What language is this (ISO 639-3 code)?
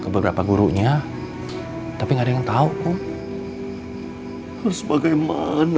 ind